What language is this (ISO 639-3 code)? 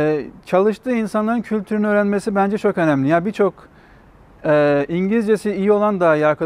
tur